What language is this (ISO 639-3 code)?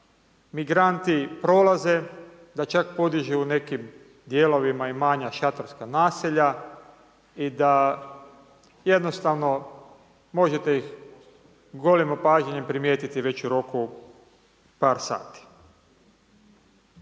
hrv